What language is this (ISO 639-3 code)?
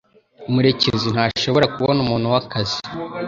kin